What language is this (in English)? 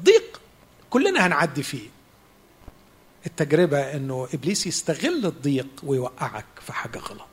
Arabic